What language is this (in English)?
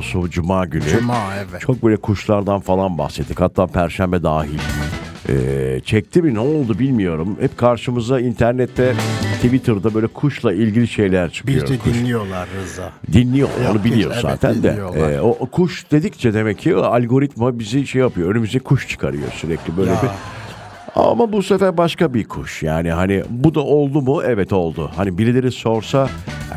Turkish